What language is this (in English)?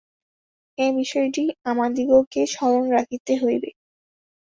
Bangla